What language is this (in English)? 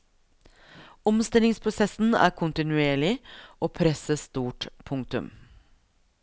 Norwegian